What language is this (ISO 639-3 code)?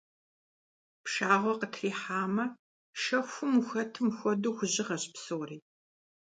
kbd